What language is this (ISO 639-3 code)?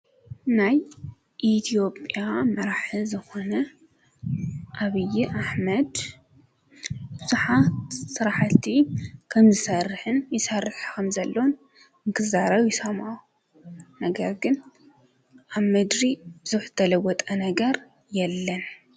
tir